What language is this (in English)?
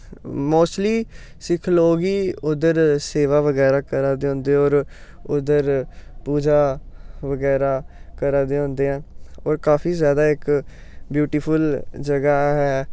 Dogri